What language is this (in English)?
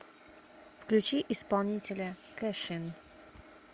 Russian